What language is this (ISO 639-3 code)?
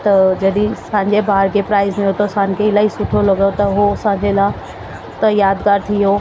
snd